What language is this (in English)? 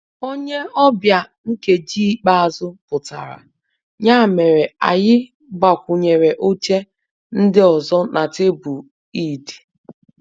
Igbo